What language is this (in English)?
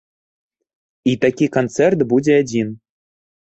Belarusian